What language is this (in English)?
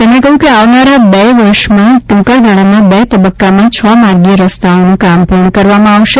Gujarati